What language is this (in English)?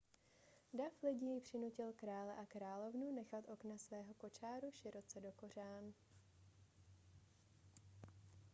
Czech